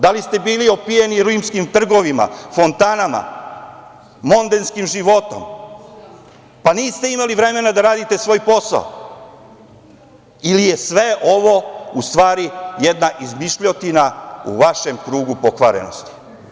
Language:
Serbian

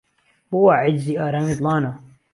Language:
Central Kurdish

